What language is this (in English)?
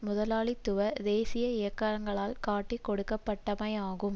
Tamil